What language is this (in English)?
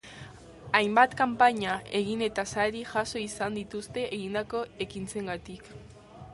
Basque